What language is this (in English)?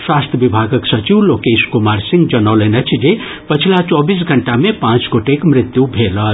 Maithili